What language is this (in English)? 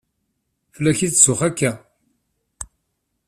Kabyle